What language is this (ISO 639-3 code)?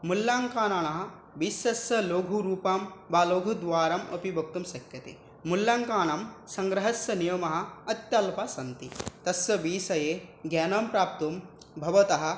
san